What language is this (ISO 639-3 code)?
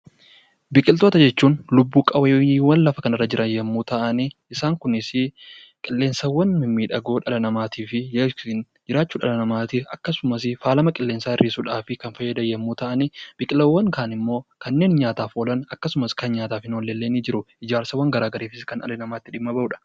orm